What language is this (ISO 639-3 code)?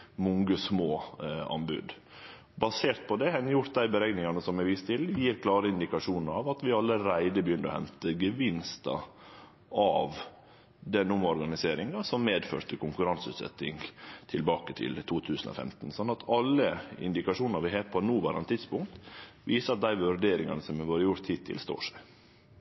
nno